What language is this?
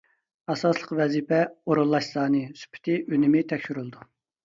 Uyghur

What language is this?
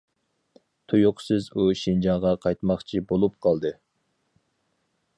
Uyghur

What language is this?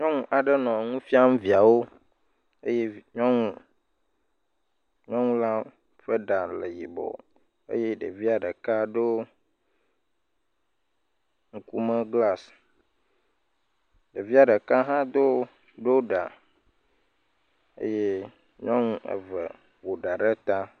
Ewe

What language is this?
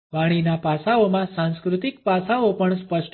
Gujarati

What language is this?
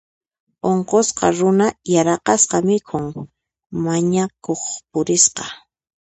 Puno Quechua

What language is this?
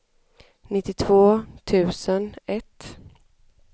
Swedish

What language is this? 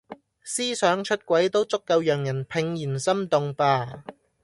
Cantonese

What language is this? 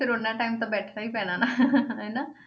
Punjabi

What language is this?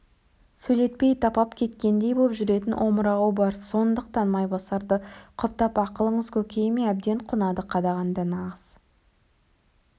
Kazakh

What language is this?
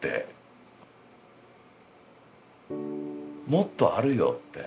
Japanese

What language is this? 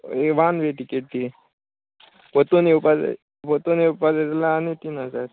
Konkani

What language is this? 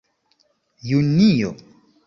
Esperanto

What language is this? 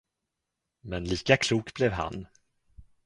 Swedish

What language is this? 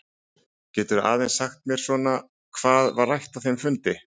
Icelandic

